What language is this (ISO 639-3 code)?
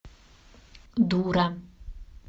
rus